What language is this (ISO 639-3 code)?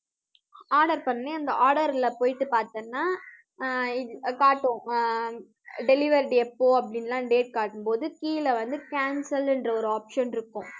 tam